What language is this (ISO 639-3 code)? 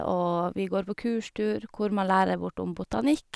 nor